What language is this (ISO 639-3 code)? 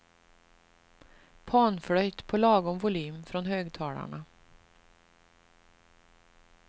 swe